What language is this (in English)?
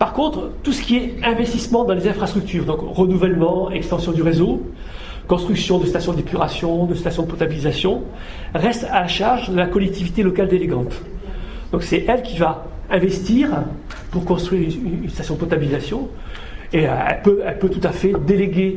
French